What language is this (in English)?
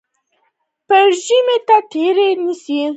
Pashto